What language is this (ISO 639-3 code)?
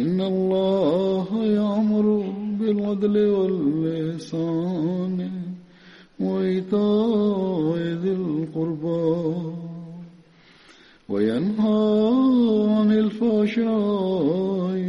swa